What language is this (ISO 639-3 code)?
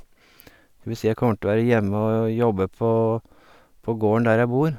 nor